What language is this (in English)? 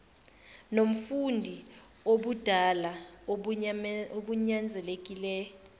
Zulu